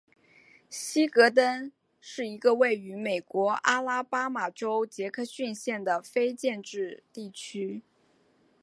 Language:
Chinese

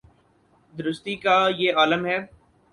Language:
Urdu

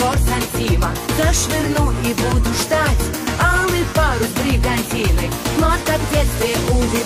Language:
Arabic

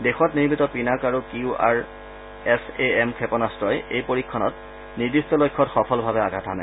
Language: Assamese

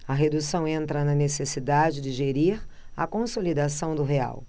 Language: Portuguese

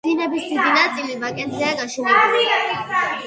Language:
Georgian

